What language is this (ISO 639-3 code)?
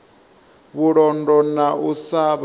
ven